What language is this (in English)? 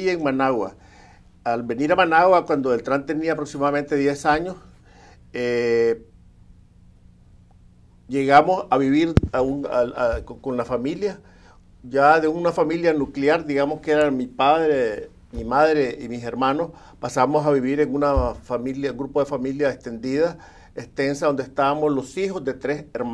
Spanish